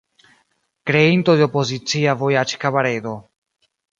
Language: Esperanto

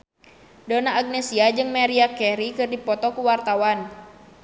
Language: Sundanese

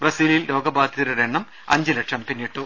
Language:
Malayalam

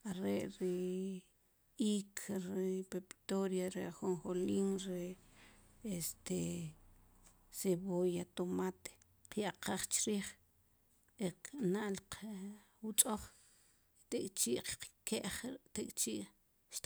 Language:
Sipacapense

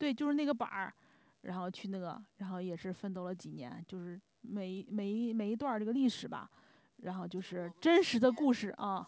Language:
Chinese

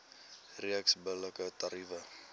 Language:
Afrikaans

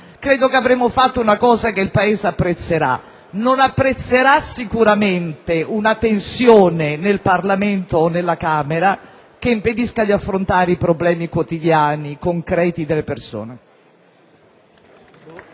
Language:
Italian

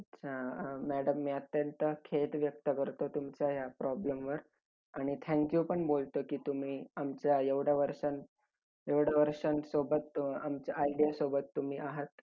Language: Marathi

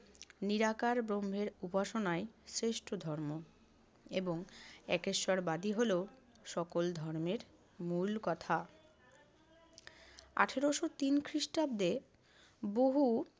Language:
Bangla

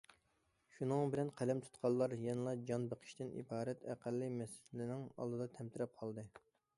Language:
Uyghur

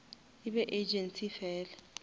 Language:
Northern Sotho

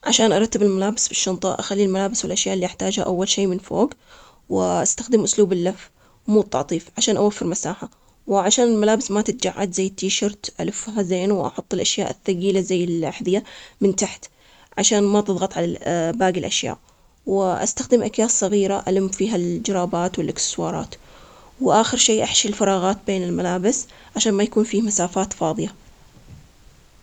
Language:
Omani Arabic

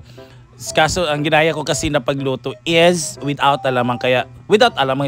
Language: Filipino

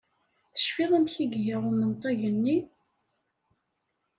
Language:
Kabyle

